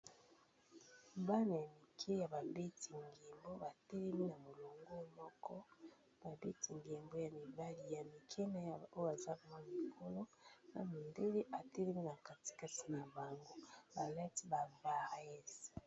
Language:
Lingala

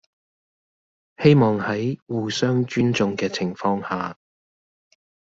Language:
Cantonese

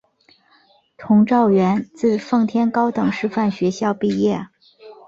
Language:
Chinese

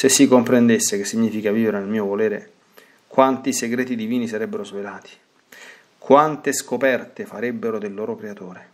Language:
Italian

